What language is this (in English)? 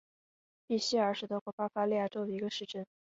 Chinese